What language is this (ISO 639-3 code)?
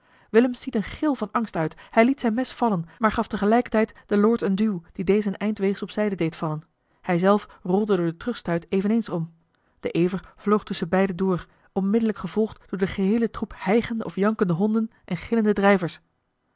nld